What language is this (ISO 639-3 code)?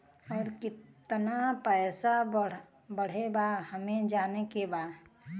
bho